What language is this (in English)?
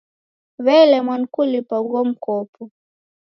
Taita